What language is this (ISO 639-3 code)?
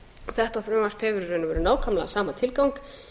isl